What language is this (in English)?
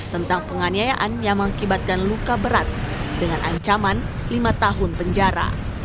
Indonesian